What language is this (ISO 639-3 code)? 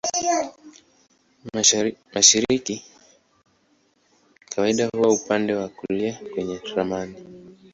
swa